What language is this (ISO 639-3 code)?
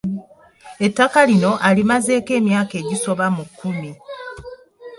lug